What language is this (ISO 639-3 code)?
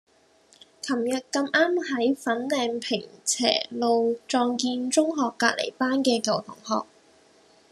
yue